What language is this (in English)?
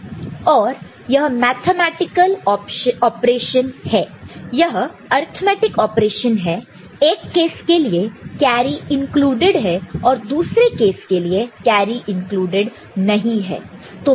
Hindi